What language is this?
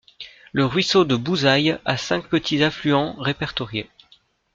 French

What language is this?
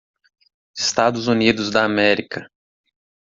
Portuguese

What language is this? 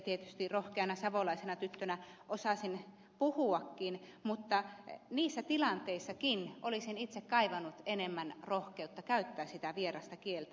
Finnish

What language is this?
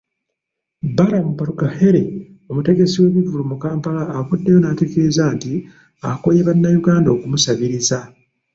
Ganda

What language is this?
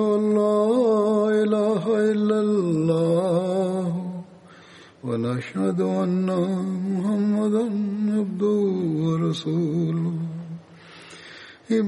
Tamil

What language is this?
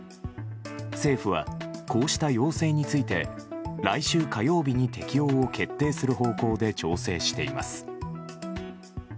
Japanese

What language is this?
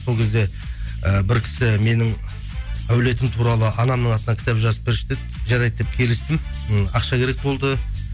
Kazakh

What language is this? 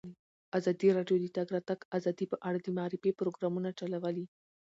Pashto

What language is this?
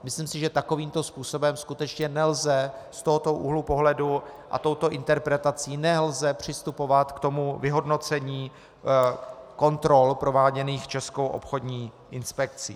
Czech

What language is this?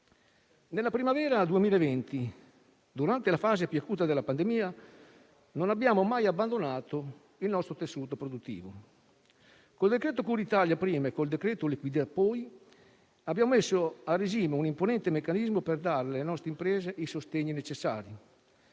Italian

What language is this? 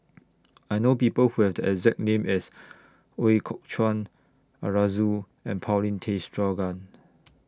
English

